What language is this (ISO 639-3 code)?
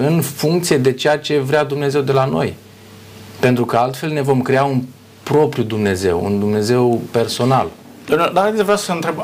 ron